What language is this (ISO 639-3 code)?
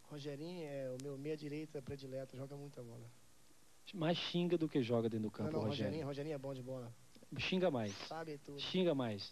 por